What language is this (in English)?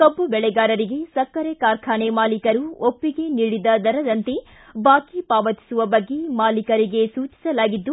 Kannada